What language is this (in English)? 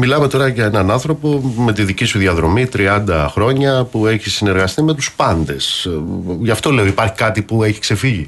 Greek